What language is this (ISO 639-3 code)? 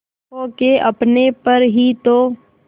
hin